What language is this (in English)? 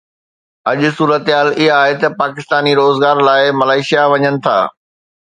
Sindhi